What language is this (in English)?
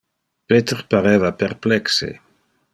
Interlingua